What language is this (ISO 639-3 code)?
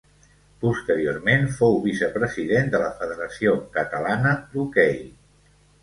cat